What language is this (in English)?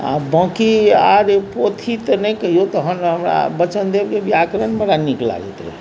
Maithili